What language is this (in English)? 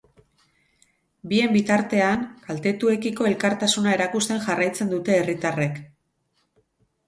Basque